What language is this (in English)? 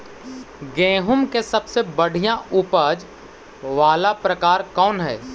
Magahi